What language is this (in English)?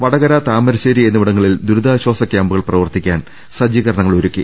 Malayalam